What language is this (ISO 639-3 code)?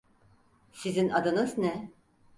tur